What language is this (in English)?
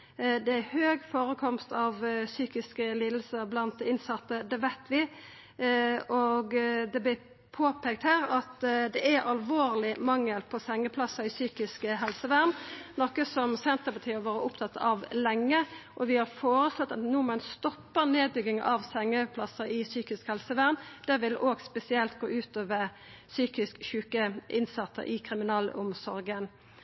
Norwegian Nynorsk